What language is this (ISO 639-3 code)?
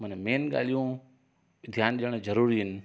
snd